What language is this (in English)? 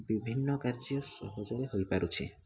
Odia